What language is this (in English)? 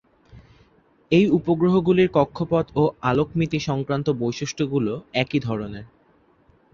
Bangla